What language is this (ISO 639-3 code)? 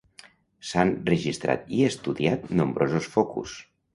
cat